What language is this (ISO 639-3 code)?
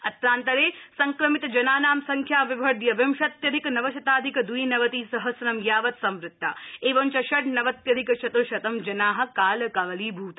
san